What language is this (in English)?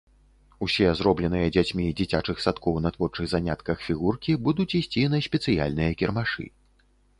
Belarusian